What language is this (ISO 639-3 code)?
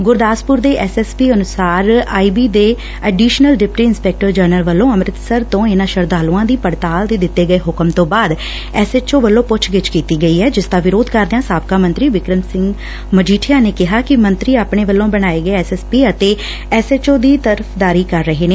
pan